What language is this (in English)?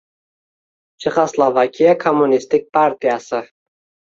Uzbek